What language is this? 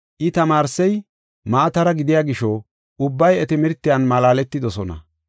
Gofa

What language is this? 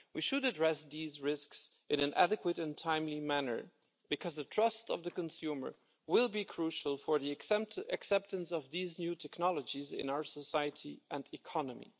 English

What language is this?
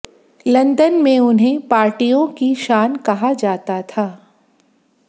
Hindi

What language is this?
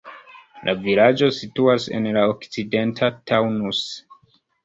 Esperanto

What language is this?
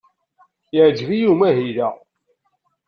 Kabyle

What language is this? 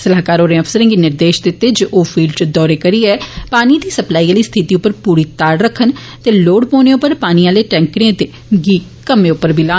Dogri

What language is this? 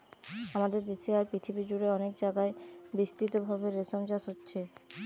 Bangla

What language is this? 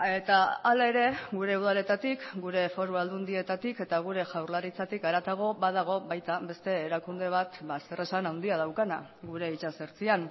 Basque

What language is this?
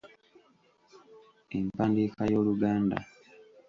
Ganda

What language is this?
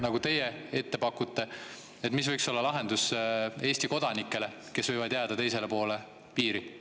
Estonian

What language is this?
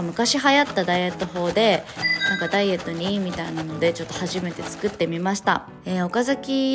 Japanese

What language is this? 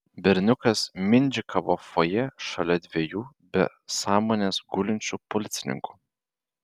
Lithuanian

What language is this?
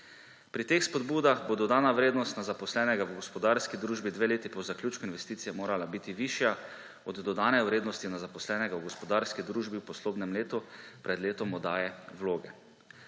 Slovenian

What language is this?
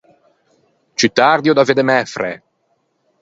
Ligurian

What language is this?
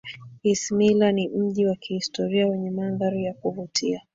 Swahili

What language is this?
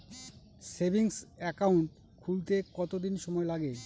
Bangla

